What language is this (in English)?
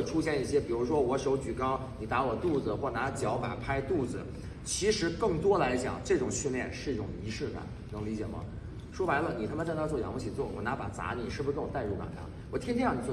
Chinese